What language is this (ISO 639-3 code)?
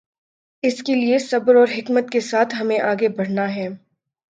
urd